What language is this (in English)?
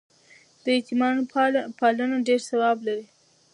Pashto